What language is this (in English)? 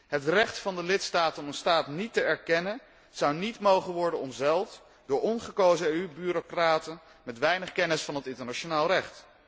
Dutch